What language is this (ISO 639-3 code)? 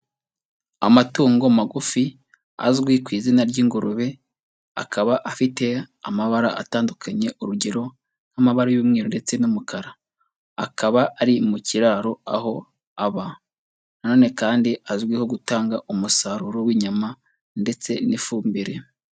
kin